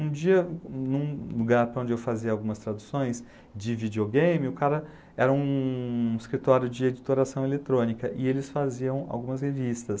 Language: Portuguese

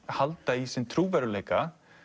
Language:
Icelandic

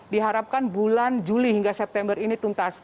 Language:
Indonesian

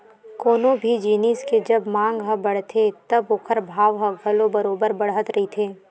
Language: Chhattisgarhi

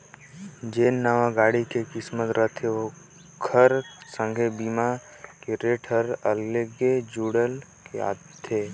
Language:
Chhattisgarhi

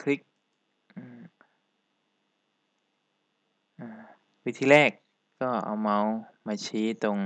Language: Thai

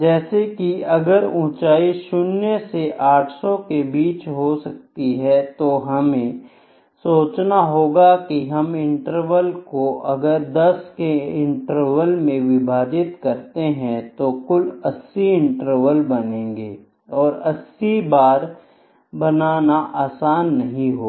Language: Hindi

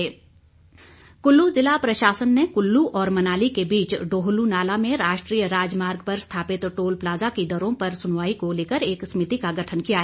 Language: Hindi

